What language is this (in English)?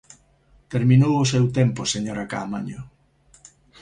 Galician